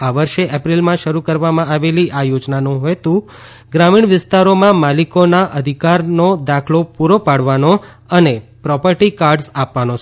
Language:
Gujarati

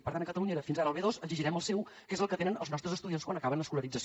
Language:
Catalan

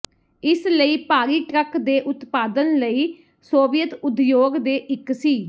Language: Punjabi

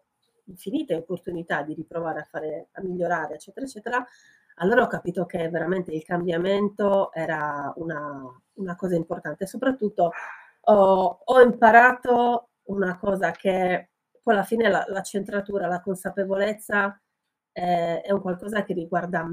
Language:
Italian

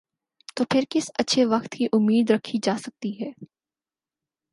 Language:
Urdu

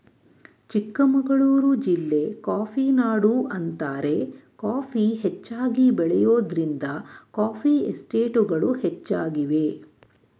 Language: Kannada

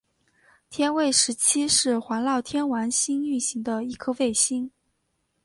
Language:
Chinese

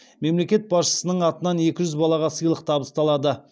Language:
Kazakh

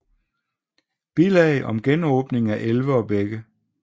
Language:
Danish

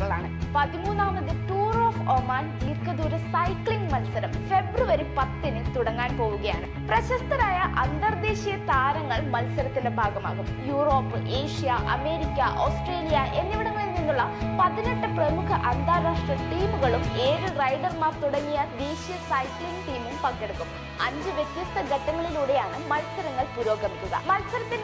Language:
Malayalam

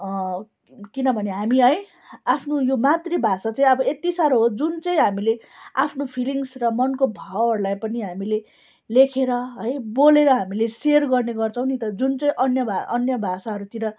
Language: Nepali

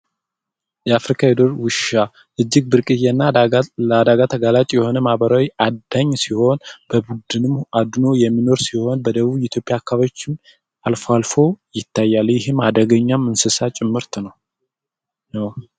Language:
Amharic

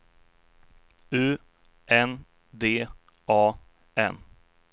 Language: Swedish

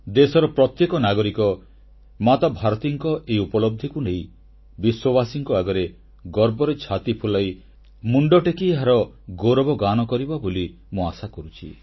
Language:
Odia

